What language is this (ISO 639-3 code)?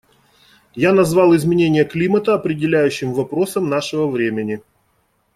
rus